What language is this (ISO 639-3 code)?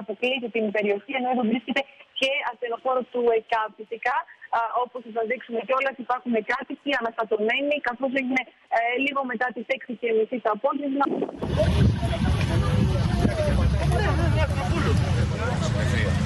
ell